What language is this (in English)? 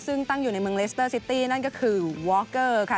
Thai